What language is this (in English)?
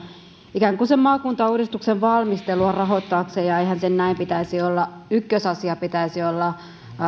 Finnish